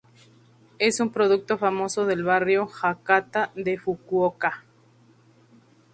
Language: Spanish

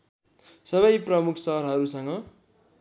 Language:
Nepali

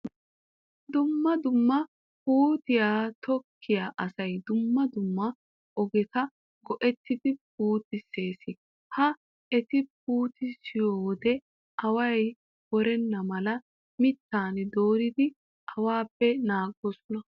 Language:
Wolaytta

